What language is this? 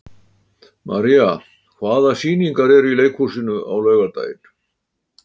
Icelandic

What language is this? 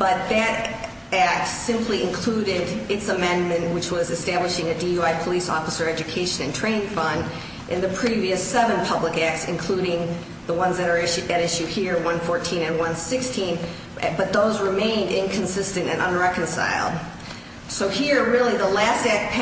English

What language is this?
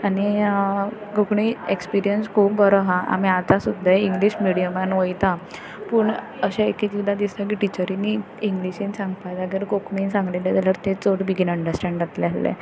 Konkani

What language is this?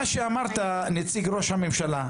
Hebrew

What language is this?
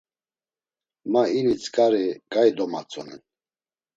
Laz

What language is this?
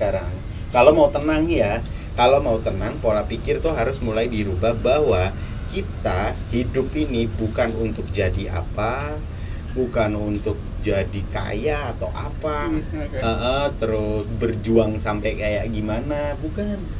Indonesian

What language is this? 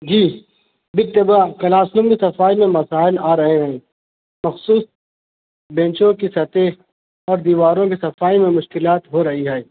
Urdu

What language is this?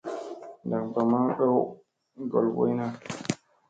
Musey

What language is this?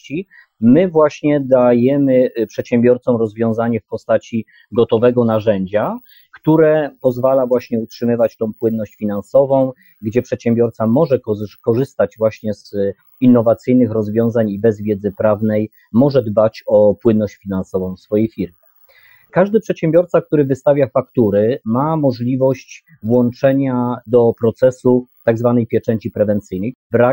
Polish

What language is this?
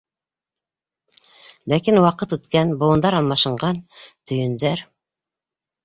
Bashkir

